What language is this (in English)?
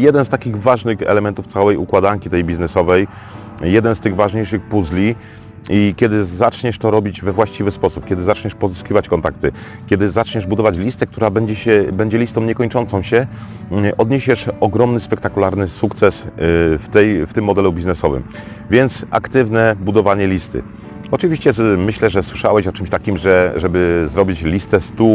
Polish